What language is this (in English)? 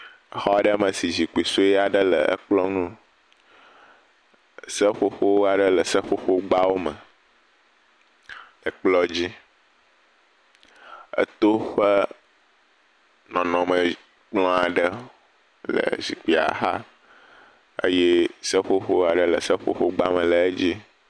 Ewe